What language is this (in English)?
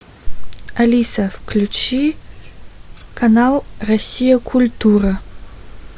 Russian